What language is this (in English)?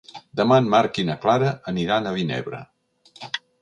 Catalan